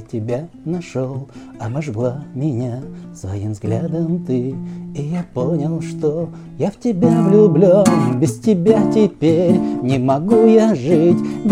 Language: Russian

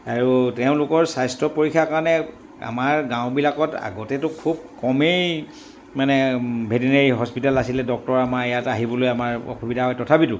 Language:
Assamese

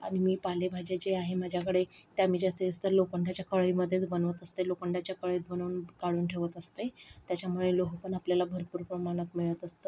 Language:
Marathi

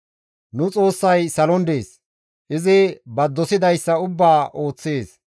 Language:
Gamo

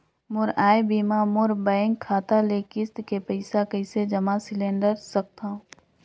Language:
Chhattisgarhi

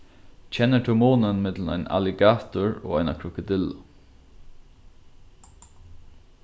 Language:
Faroese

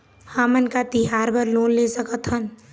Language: Chhattisgarhi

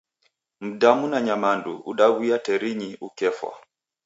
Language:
Taita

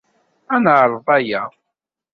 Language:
Kabyle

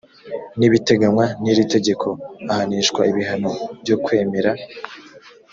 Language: Kinyarwanda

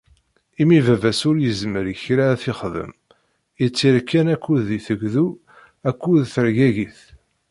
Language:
Kabyle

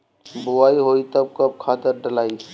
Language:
Bhojpuri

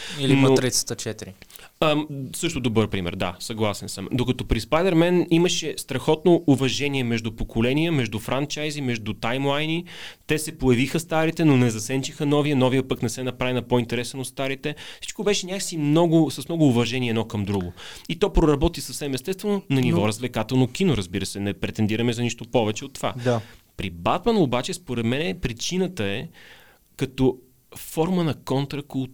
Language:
Bulgarian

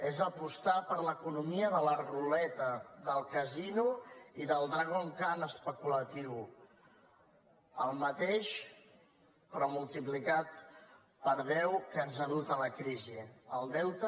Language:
Catalan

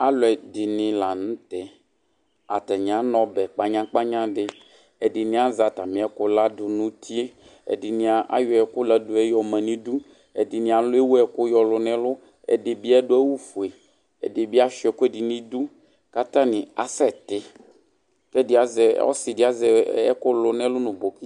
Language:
Ikposo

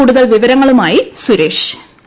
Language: Malayalam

